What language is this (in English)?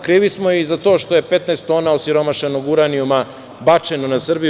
Serbian